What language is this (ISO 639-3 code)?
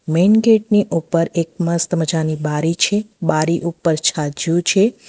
guj